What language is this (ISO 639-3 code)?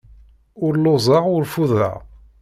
kab